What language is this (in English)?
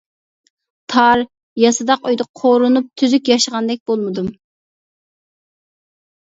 Uyghur